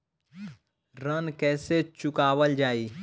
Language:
Bhojpuri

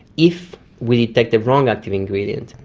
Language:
English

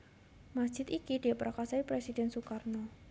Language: Javanese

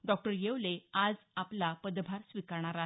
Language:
Marathi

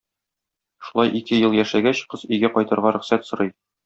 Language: Tatar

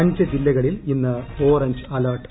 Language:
Malayalam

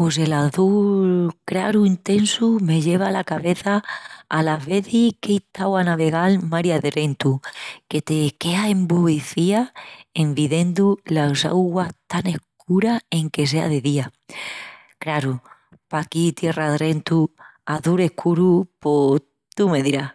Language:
Extremaduran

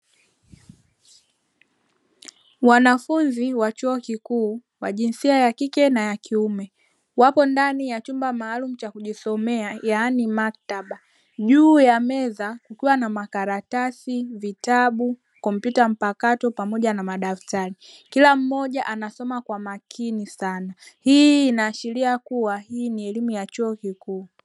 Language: Swahili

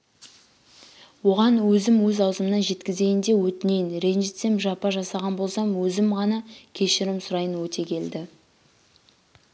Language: Kazakh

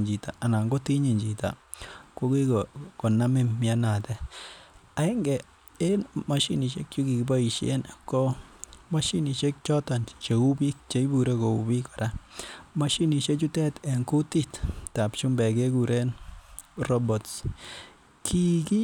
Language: Kalenjin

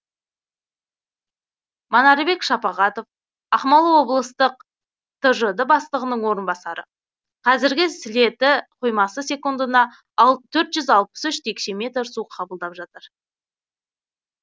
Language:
Kazakh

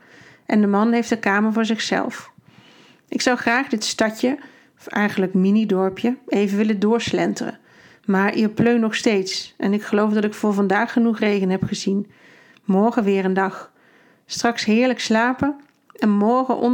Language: Dutch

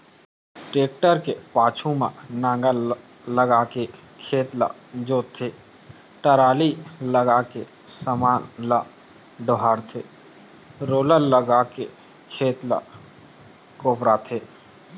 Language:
Chhattisgarhi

